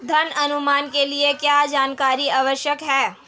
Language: Hindi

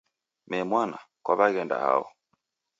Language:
Taita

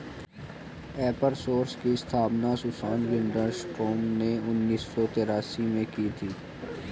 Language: Hindi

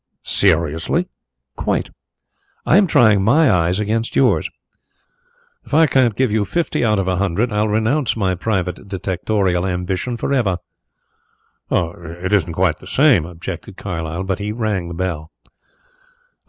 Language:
English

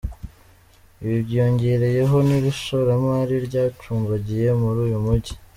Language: Kinyarwanda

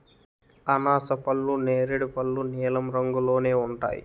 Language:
Telugu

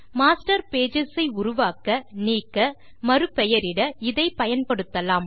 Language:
Tamil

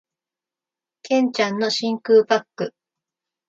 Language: Japanese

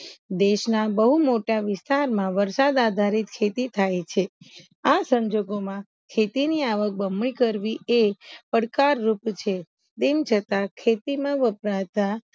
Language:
Gujarati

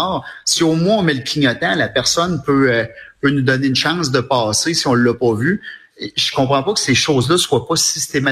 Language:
French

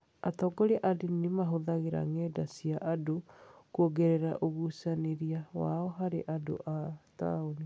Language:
Kikuyu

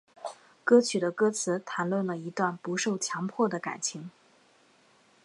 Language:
Chinese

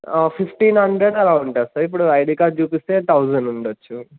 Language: Telugu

